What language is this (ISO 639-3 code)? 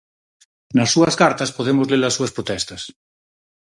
glg